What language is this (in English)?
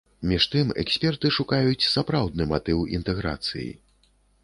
Belarusian